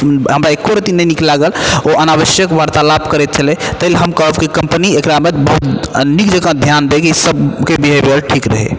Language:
Maithili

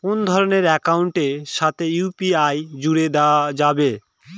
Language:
Bangla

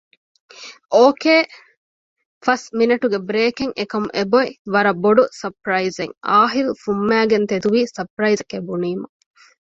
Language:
Divehi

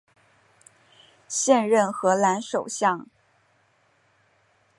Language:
Chinese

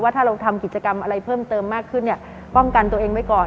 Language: Thai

